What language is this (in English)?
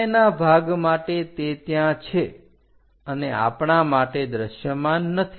Gujarati